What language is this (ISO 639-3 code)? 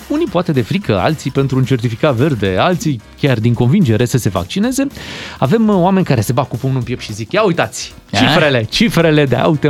ron